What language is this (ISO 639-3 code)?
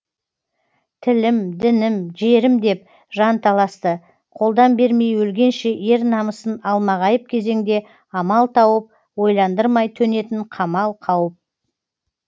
kaz